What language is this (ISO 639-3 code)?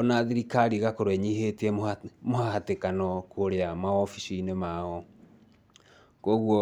kik